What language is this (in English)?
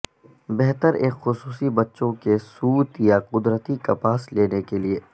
Urdu